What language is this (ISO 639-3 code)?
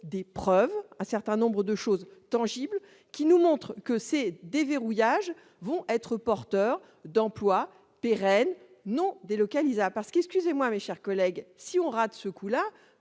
fra